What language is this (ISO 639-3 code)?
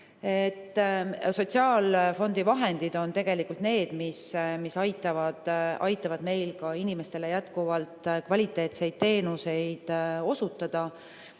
est